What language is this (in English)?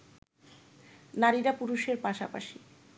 Bangla